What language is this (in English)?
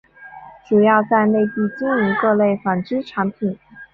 Chinese